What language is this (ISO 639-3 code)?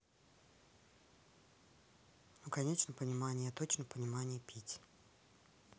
rus